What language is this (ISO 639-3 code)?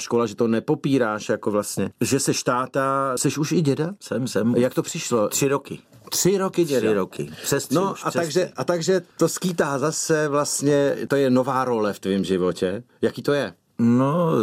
ces